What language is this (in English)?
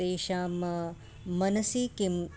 Sanskrit